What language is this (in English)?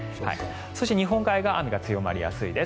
Japanese